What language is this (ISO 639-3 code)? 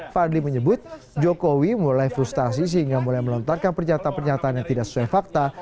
ind